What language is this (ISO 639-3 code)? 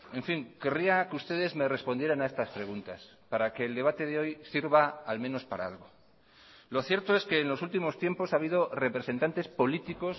spa